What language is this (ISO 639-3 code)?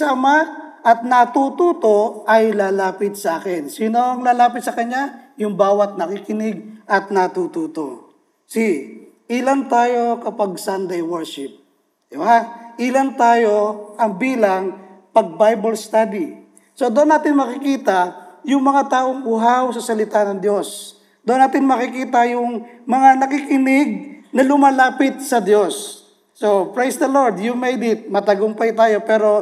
fil